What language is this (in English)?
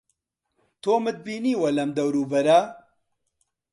Central Kurdish